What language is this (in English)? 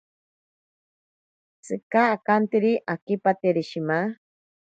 Ashéninka Perené